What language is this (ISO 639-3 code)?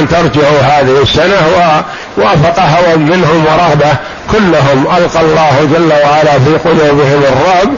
ara